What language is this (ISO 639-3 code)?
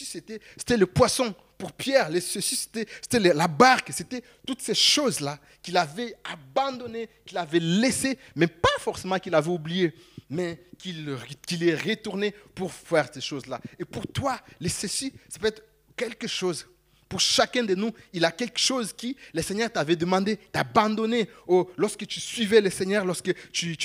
fra